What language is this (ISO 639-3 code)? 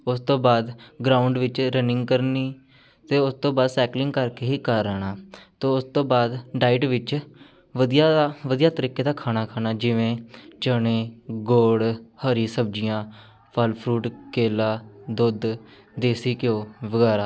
pan